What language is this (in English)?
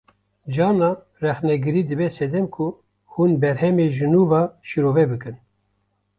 Kurdish